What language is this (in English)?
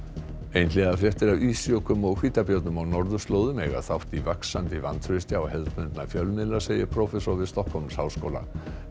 Icelandic